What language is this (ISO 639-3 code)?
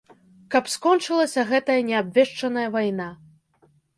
bel